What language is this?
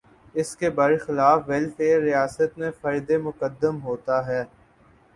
Urdu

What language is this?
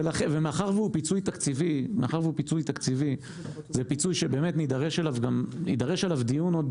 Hebrew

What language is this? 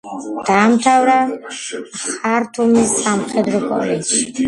Georgian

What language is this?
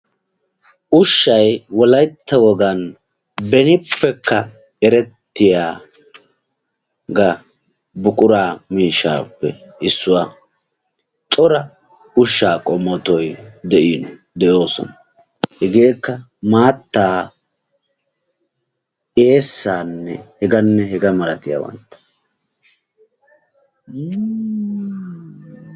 Wolaytta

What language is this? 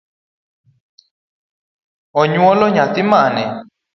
Luo (Kenya and Tanzania)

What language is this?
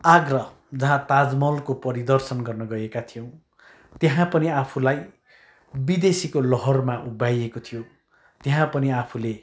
Nepali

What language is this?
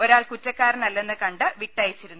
Malayalam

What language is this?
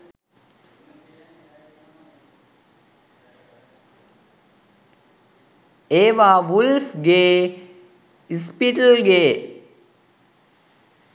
Sinhala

